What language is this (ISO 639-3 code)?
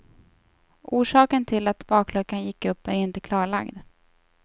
swe